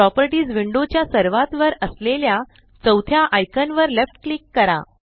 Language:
Marathi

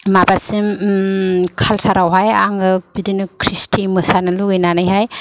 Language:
Bodo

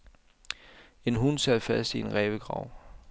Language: Danish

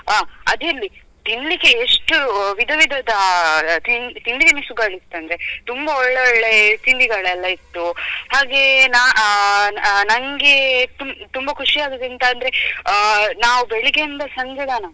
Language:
Kannada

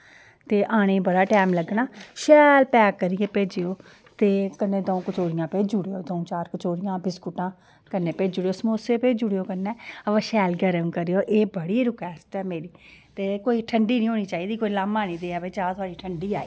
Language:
Dogri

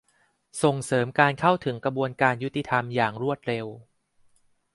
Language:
Thai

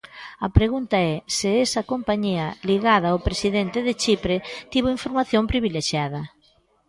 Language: Galician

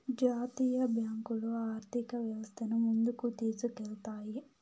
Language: Telugu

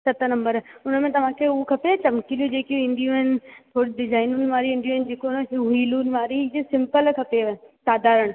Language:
Sindhi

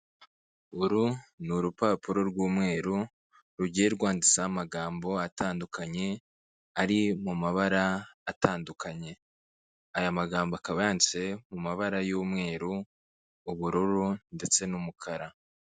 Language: Kinyarwanda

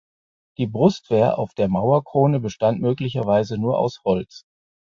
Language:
German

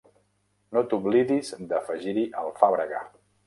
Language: Catalan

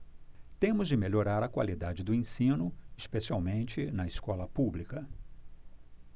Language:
Portuguese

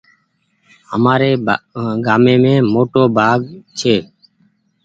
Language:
Goaria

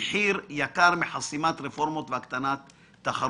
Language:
Hebrew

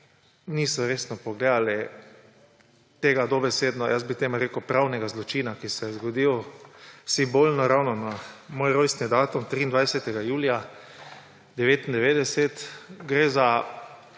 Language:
Slovenian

